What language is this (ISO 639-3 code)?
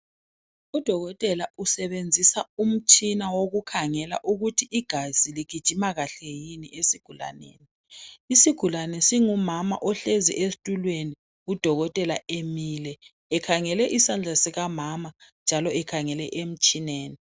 nde